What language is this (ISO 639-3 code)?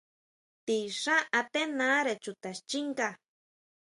mau